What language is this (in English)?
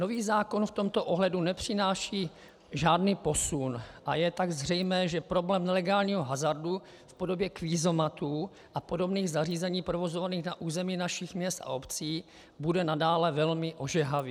Czech